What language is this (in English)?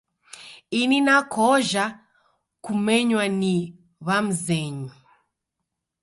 Taita